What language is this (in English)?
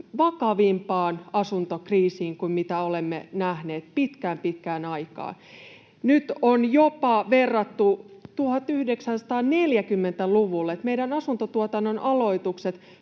Finnish